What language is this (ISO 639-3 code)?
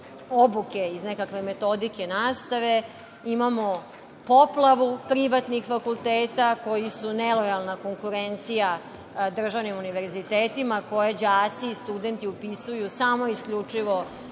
srp